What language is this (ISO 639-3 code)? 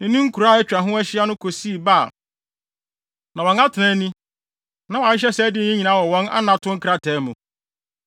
aka